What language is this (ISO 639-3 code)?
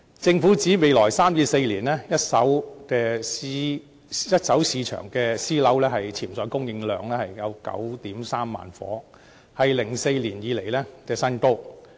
yue